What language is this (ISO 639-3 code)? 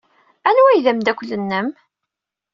kab